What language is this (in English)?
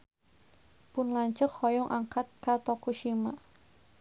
Sundanese